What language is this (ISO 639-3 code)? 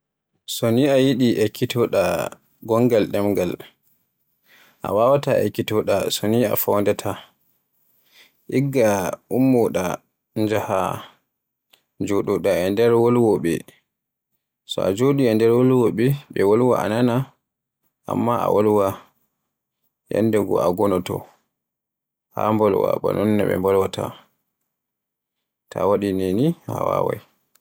fue